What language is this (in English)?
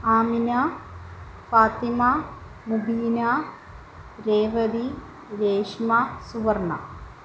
Malayalam